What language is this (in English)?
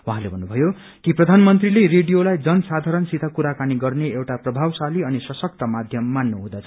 Nepali